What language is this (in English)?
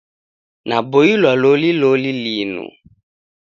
Taita